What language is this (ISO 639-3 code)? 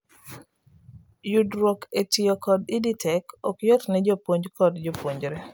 luo